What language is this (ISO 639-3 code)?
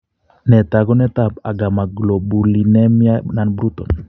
kln